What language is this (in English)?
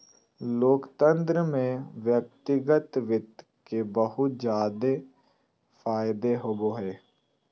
Magahi